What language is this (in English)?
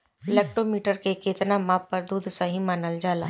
Bhojpuri